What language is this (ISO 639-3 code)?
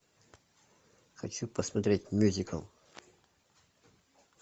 rus